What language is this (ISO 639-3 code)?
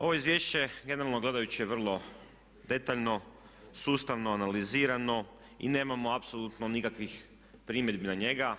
hrv